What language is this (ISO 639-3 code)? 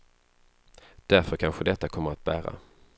swe